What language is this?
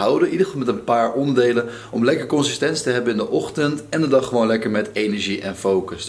Dutch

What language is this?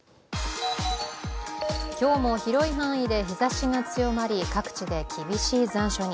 Japanese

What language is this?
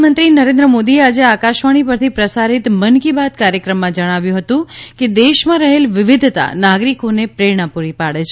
Gujarati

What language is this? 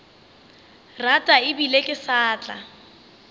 Northern Sotho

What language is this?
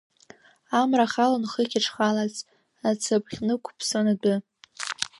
Abkhazian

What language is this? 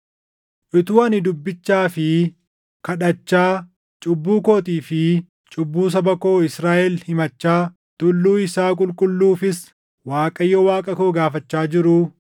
Oromo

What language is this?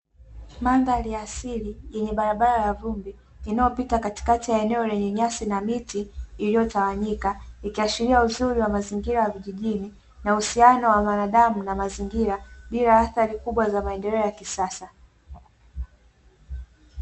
Swahili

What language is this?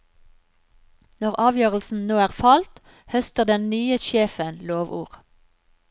Norwegian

